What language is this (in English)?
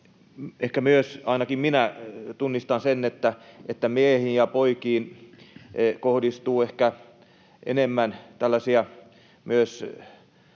Finnish